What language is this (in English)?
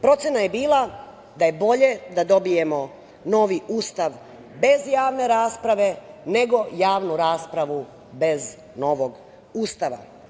Serbian